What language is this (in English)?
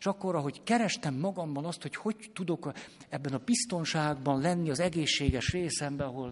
Hungarian